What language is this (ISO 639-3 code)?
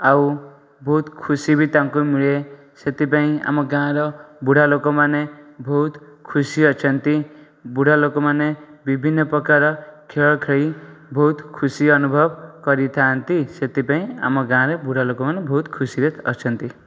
ori